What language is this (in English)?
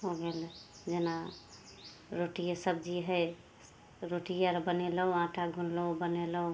Maithili